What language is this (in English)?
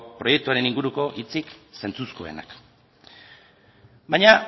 Basque